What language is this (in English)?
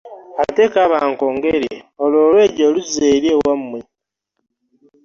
Ganda